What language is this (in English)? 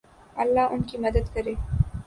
Urdu